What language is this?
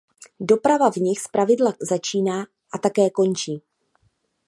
Czech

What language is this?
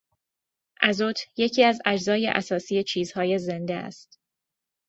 Persian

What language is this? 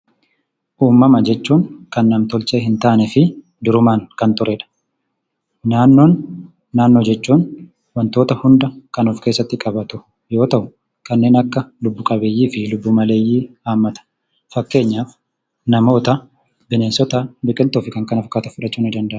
Oromo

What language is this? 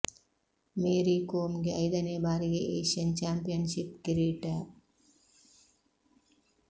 Kannada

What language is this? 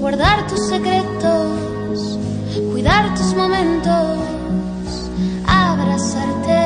Turkish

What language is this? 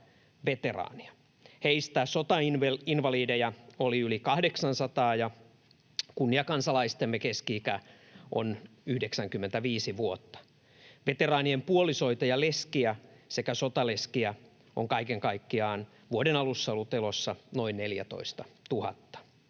Finnish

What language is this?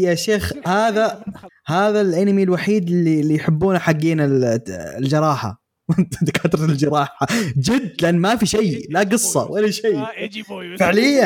Arabic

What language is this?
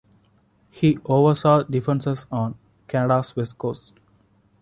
English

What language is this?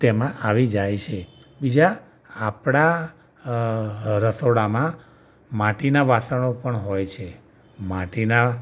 Gujarati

